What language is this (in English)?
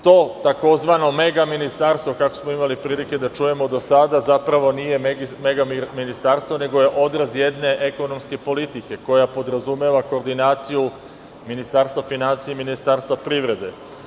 Serbian